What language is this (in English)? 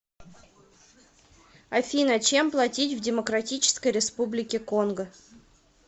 Russian